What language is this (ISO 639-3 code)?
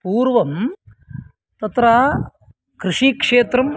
san